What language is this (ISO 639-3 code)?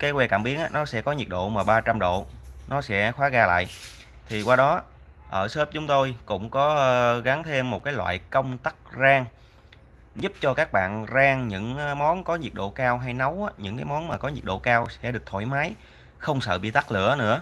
vie